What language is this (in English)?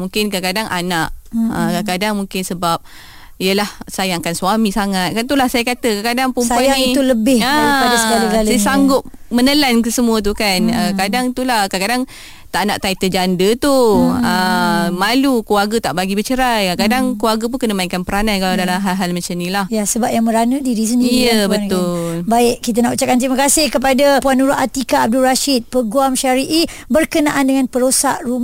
Malay